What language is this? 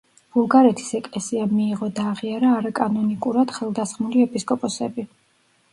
Georgian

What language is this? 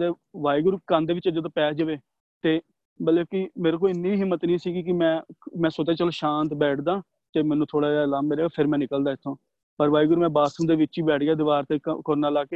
Punjabi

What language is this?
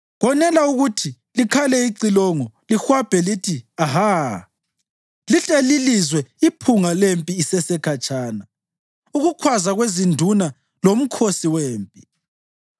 North Ndebele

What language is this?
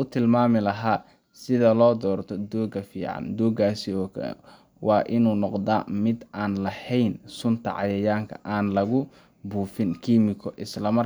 Somali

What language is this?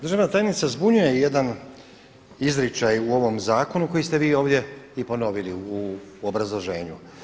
Croatian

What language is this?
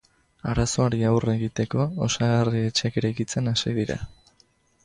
Basque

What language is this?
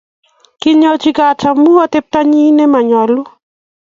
Kalenjin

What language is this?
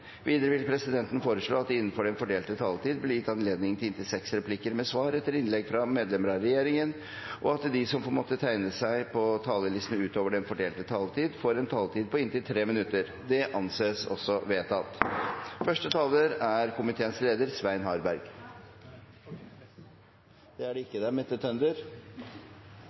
Norwegian Bokmål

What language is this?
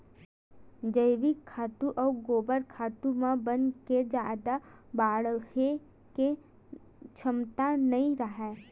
Chhattisgarhi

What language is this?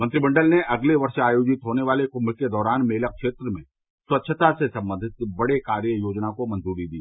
Hindi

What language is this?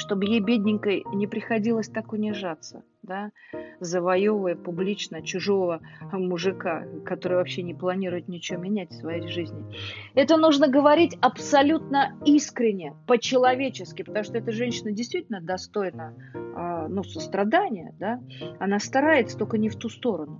Russian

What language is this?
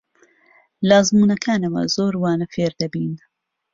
Central Kurdish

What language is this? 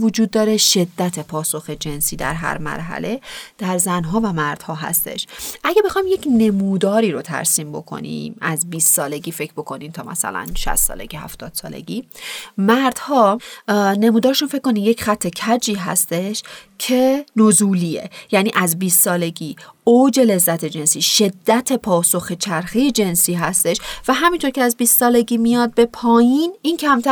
Persian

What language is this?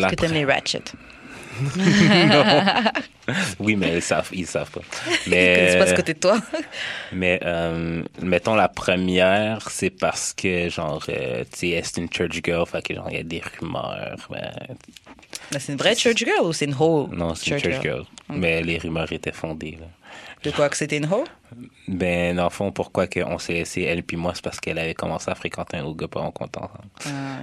French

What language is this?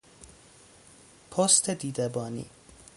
Persian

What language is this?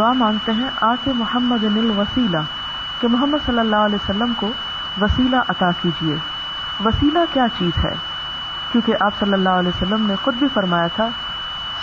Urdu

